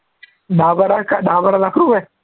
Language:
Marathi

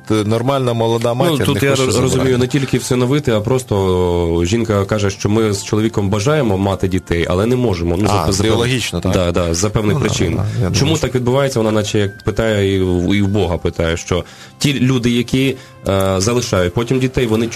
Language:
Ukrainian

